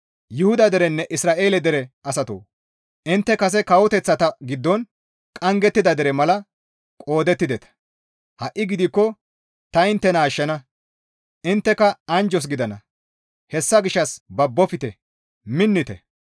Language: Gamo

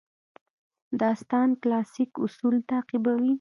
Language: Pashto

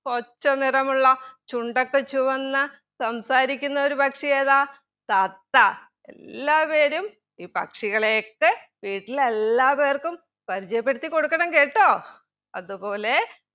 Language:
Malayalam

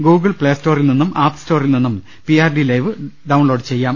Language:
Malayalam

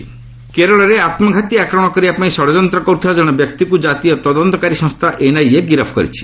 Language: Odia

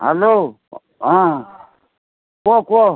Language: Odia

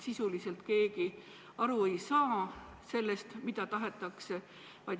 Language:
Estonian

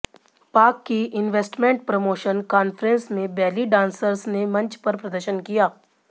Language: Hindi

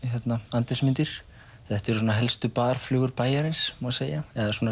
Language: Icelandic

